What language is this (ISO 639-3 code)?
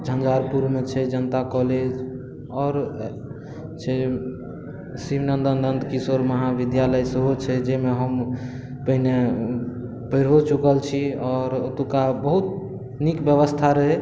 mai